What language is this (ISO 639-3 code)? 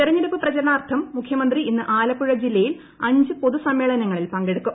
mal